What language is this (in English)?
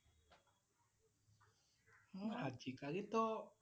Assamese